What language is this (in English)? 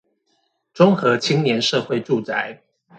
Chinese